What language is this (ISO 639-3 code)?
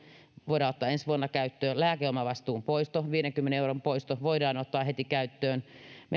fin